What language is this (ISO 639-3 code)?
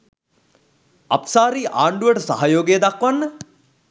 sin